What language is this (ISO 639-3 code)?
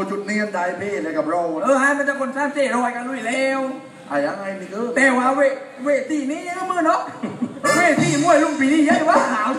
tha